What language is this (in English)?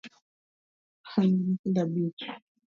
Luo (Kenya and Tanzania)